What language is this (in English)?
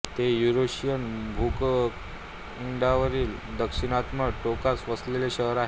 Marathi